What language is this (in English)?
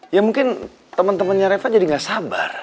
Indonesian